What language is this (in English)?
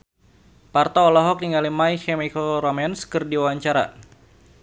Sundanese